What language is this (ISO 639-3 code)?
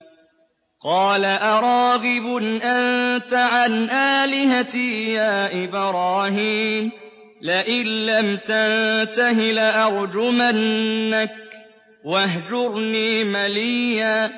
ara